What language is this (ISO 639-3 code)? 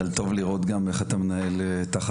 heb